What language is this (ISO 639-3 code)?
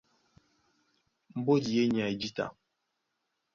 dua